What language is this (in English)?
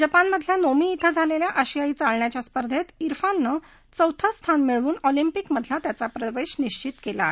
Marathi